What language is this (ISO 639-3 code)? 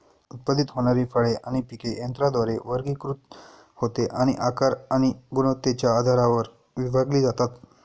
mar